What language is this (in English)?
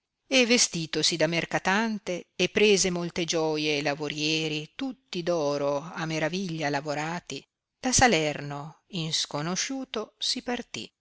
Italian